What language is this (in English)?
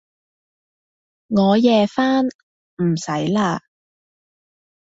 Cantonese